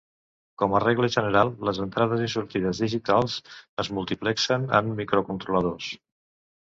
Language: Catalan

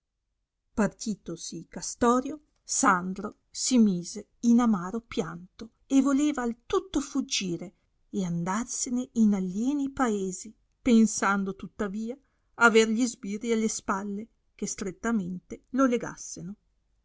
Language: Italian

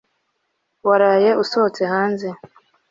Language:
Kinyarwanda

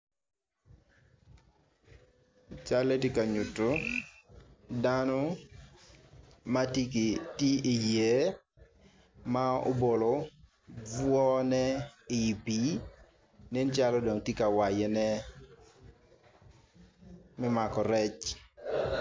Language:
Acoli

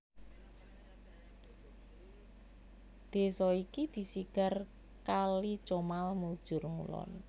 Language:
Javanese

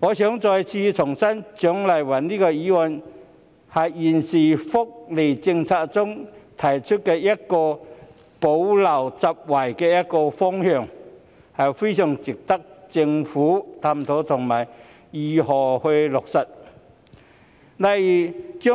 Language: Cantonese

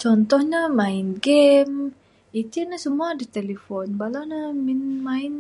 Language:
Bukar-Sadung Bidayuh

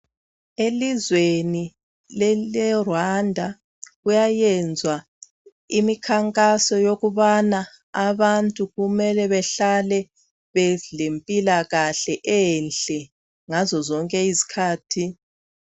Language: North Ndebele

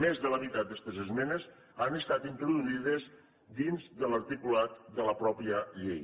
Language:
Catalan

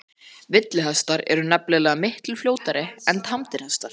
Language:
Icelandic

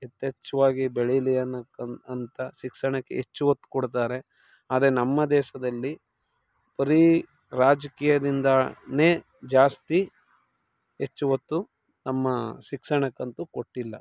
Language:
Kannada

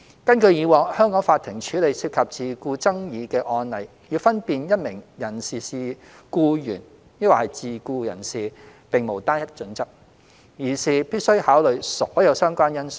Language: Cantonese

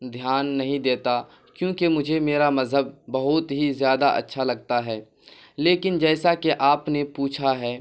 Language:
Urdu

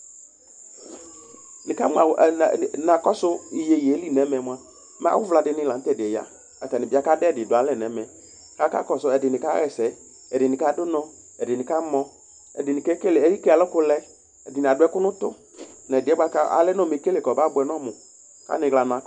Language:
Ikposo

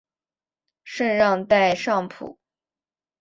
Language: Chinese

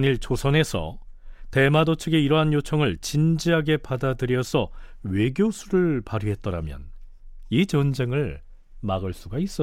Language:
Korean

